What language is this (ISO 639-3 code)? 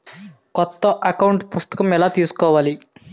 tel